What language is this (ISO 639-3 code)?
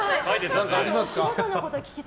jpn